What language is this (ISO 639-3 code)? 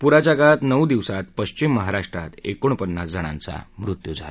mar